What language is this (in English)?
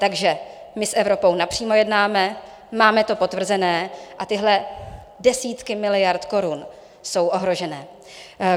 Czech